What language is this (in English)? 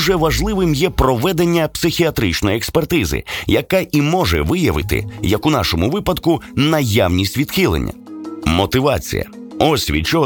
Ukrainian